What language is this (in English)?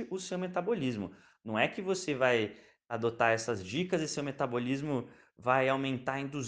Portuguese